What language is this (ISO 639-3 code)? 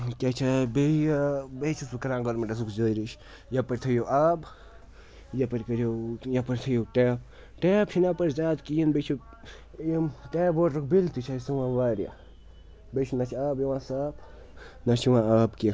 kas